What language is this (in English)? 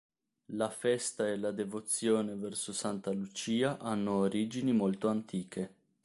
Italian